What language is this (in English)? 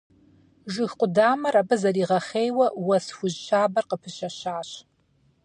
Kabardian